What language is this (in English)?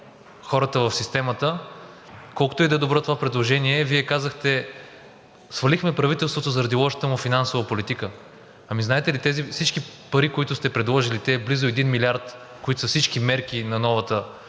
Bulgarian